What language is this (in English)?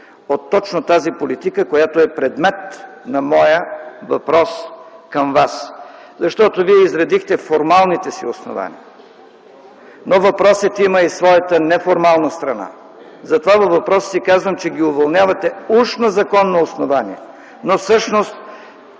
Bulgarian